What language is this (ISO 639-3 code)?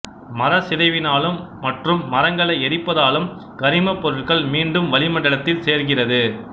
tam